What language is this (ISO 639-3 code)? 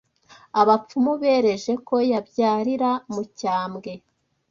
kin